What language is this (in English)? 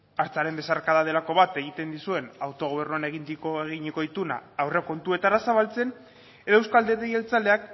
Basque